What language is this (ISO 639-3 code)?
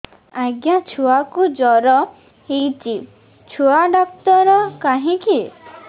ori